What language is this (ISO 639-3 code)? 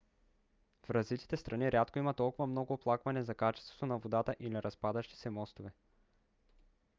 bul